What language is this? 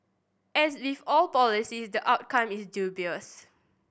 English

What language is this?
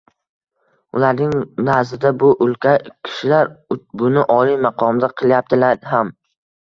Uzbek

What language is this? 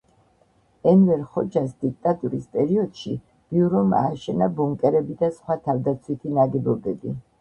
Georgian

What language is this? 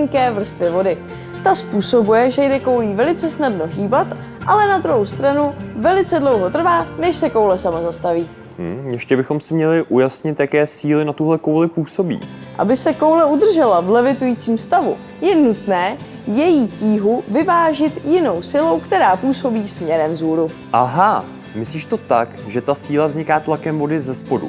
Czech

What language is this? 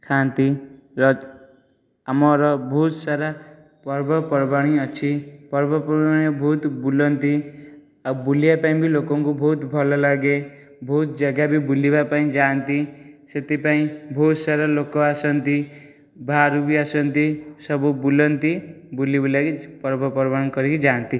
Odia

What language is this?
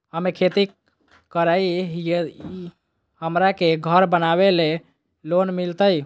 Magahi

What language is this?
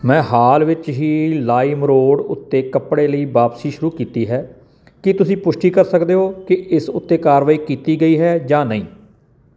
Punjabi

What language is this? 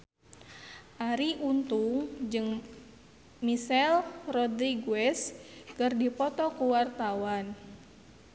Sundanese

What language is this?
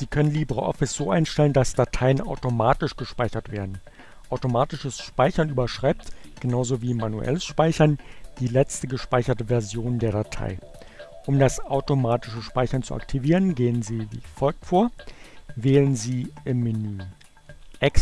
German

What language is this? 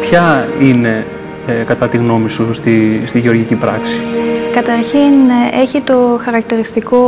Greek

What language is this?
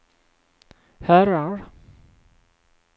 Swedish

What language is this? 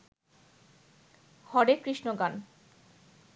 Bangla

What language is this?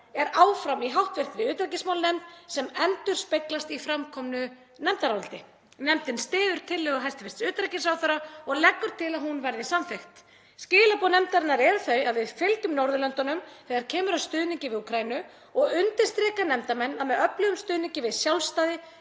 Icelandic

